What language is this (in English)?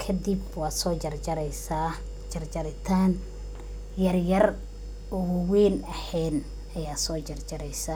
Somali